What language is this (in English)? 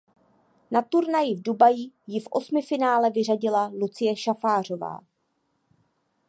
Czech